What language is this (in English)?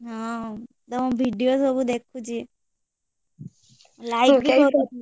Odia